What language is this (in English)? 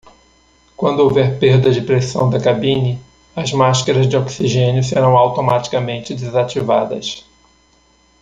Portuguese